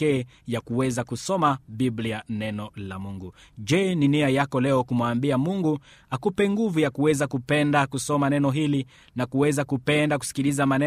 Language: Swahili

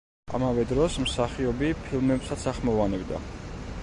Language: Georgian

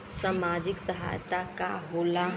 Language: Bhojpuri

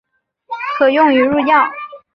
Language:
Chinese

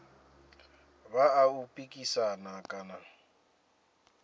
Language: Venda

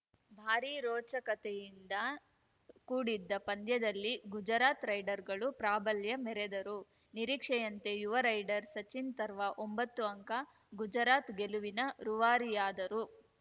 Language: Kannada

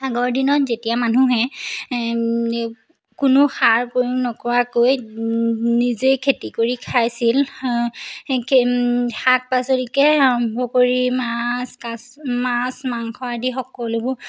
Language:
Assamese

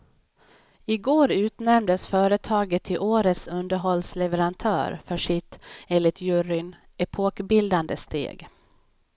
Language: Swedish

